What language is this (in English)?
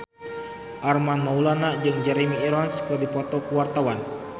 Sundanese